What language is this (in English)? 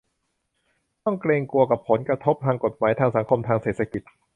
Thai